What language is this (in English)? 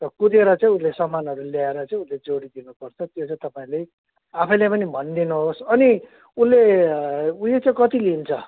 Nepali